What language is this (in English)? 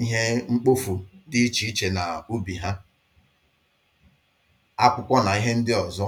Igbo